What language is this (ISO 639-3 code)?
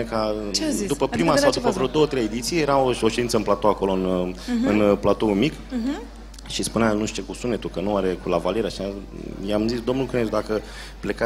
ron